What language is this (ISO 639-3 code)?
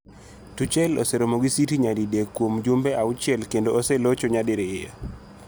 luo